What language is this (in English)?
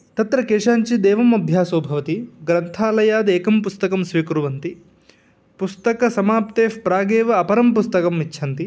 Sanskrit